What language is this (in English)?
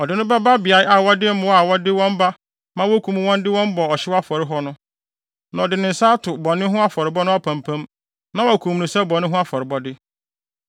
Akan